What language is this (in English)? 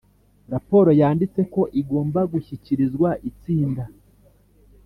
Kinyarwanda